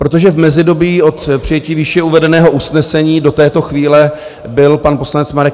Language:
Czech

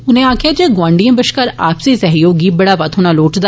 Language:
Dogri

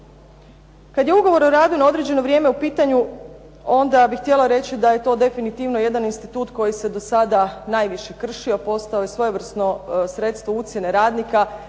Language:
Croatian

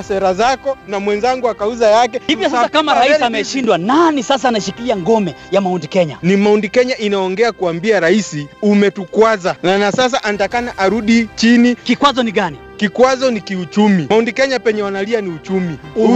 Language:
Swahili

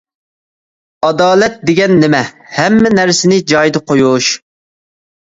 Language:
Uyghur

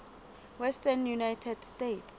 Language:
Southern Sotho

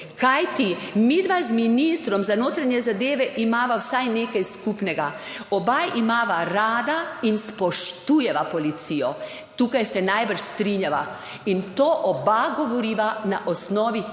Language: Slovenian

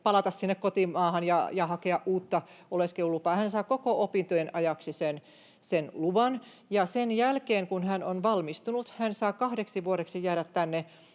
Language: Finnish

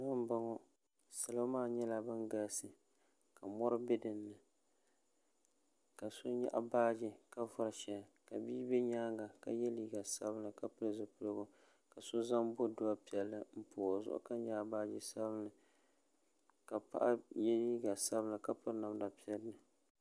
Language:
Dagbani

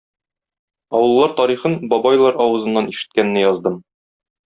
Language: Tatar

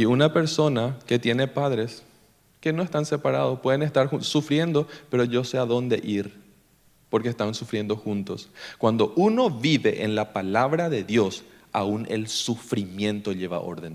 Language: Spanish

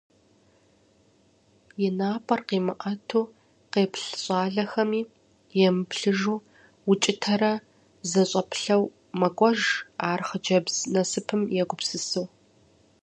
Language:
Kabardian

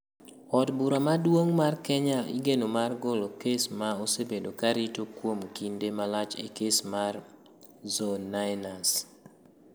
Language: Luo (Kenya and Tanzania)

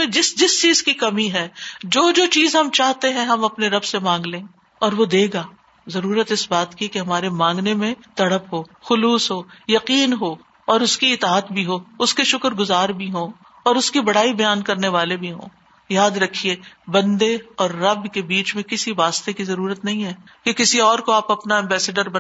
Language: Urdu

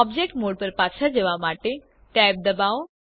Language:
Gujarati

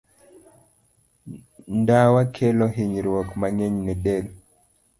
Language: Luo (Kenya and Tanzania)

